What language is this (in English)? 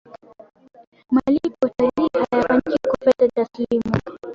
Swahili